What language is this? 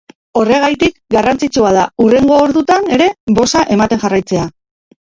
Basque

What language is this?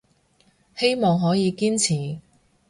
Cantonese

